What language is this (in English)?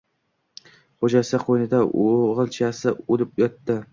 Uzbek